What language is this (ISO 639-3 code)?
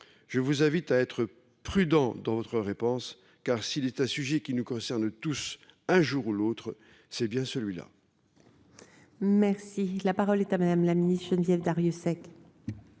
fra